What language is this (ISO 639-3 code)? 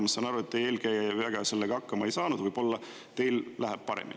est